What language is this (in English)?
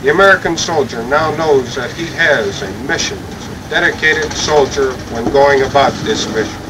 English